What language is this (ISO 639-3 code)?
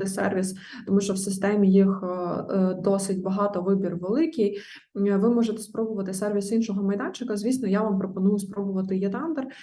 ukr